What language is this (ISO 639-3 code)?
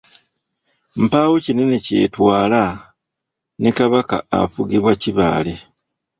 lug